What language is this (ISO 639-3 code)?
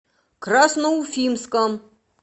rus